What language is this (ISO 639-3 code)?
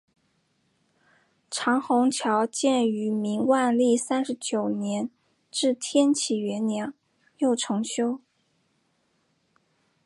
zho